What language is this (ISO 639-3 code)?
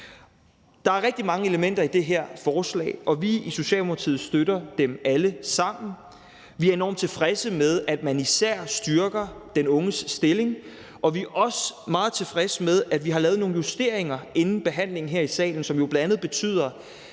dan